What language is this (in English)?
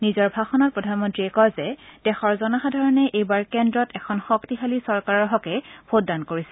Assamese